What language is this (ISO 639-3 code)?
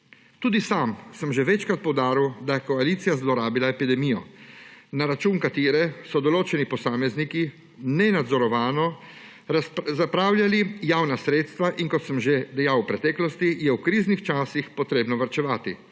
slv